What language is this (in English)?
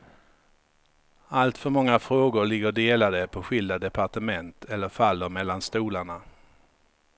Swedish